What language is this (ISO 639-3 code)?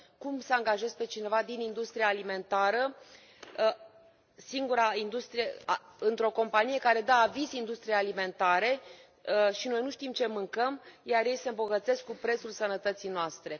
ron